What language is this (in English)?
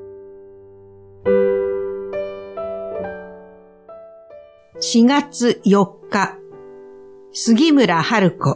Japanese